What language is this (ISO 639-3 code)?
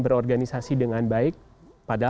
ind